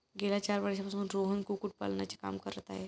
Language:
Marathi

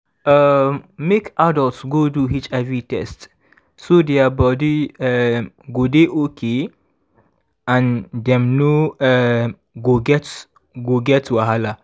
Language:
Nigerian Pidgin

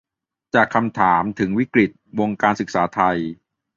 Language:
Thai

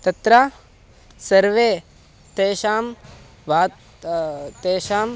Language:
Sanskrit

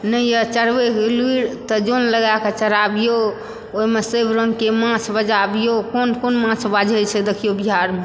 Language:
Maithili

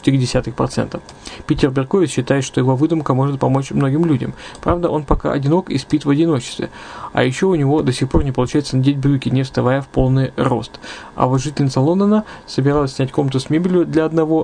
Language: Russian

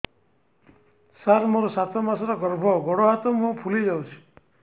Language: Odia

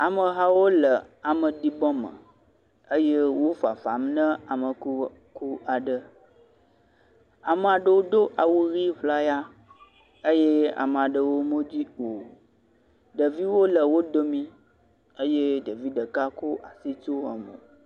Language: Ewe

